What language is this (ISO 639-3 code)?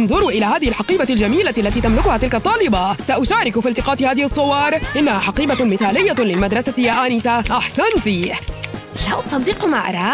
ara